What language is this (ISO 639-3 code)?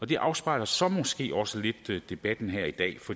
dan